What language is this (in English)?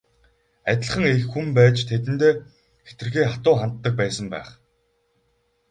Mongolian